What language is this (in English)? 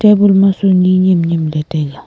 Wancho Naga